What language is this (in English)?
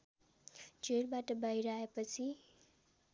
Nepali